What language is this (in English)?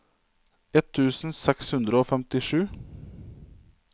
Norwegian